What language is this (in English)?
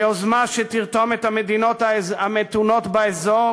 Hebrew